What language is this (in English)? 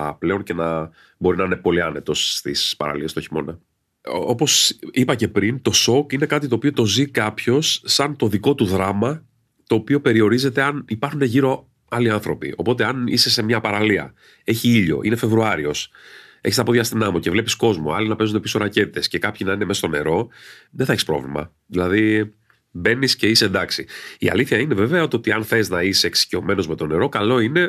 Greek